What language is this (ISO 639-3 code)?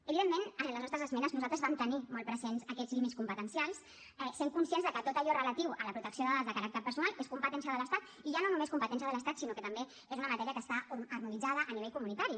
cat